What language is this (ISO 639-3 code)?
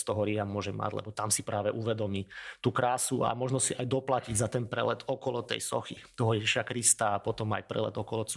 slk